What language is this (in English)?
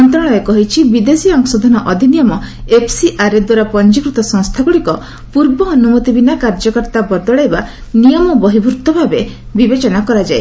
Odia